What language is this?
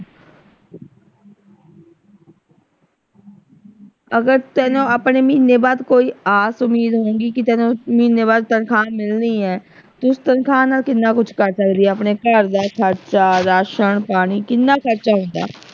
Punjabi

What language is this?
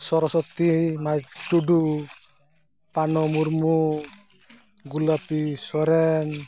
Santali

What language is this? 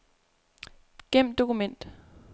Danish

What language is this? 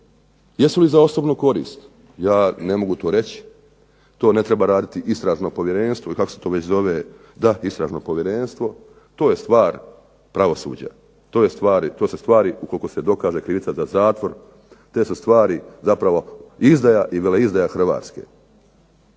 Croatian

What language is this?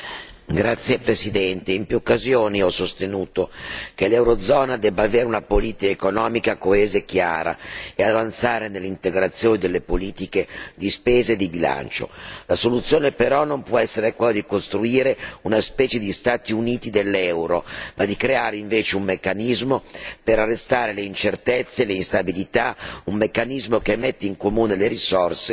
Italian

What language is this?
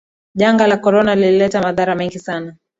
Swahili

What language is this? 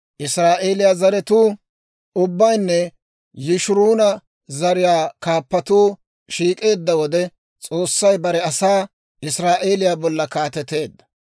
Dawro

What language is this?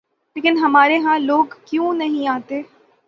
Urdu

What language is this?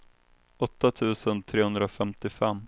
Swedish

